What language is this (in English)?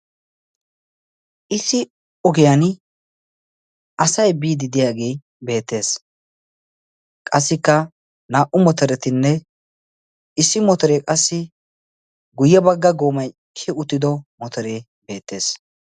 Wolaytta